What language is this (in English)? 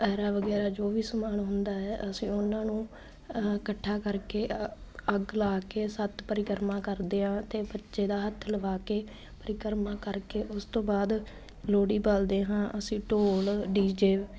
Punjabi